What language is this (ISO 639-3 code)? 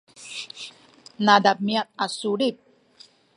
szy